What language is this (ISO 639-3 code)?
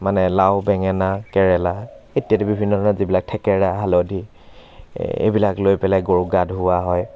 asm